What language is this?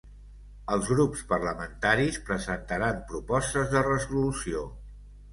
Catalan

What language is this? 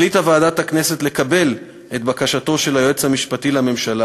Hebrew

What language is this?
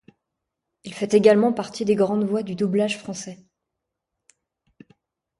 French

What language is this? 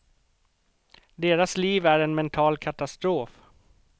Swedish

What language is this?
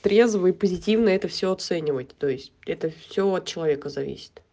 Russian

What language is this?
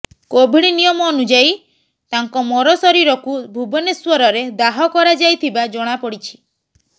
Odia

